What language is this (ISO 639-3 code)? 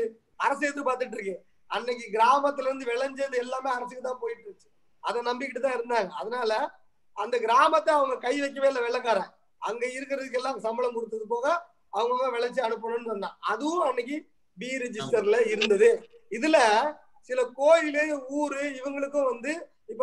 tam